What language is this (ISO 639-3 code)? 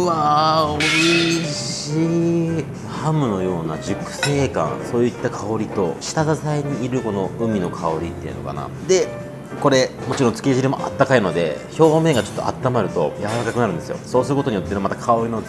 jpn